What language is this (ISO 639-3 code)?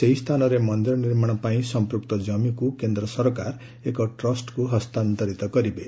ori